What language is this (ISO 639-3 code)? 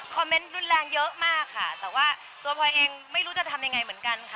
tha